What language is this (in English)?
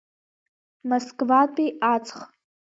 Abkhazian